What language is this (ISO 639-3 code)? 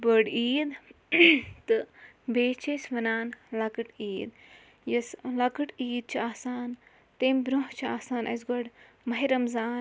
kas